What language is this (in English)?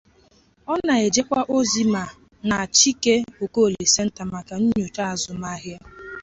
Igbo